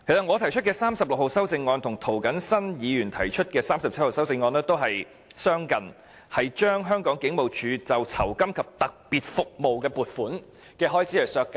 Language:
Cantonese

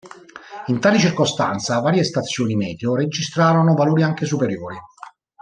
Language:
Italian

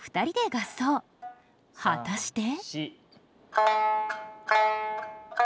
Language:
Japanese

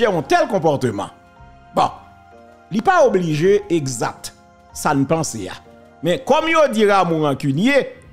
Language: French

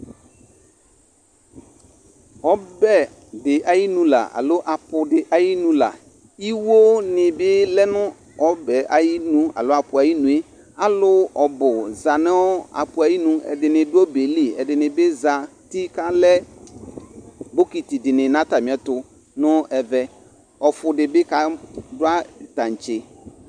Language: Ikposo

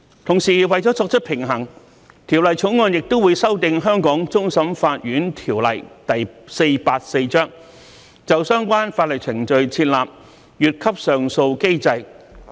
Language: Cantonese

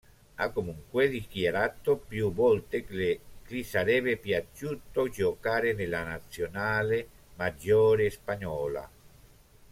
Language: Italian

